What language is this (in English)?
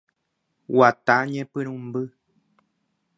Guarani